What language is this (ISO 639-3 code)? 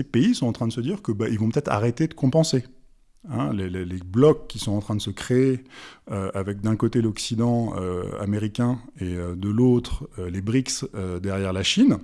fra